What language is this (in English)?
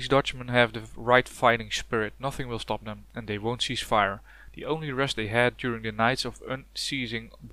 Dutch